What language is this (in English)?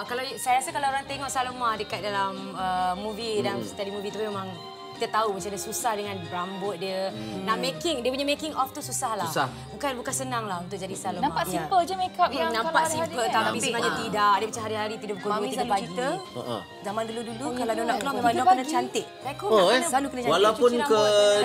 Malay